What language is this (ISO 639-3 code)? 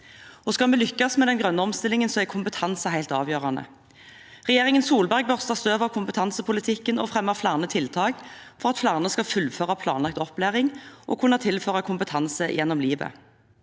nor